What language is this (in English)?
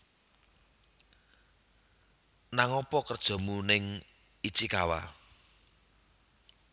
Javanese